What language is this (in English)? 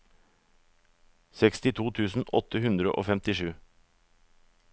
Norwegian